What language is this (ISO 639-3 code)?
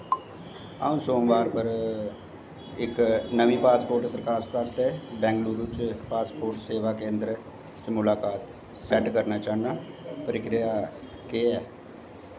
doi